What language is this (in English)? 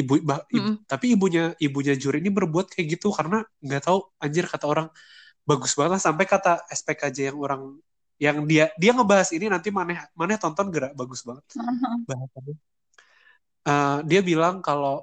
Indonesian